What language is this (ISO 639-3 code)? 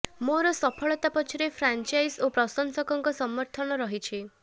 ori